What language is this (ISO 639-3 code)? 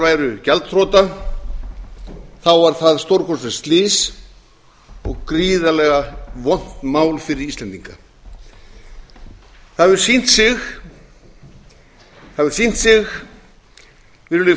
isl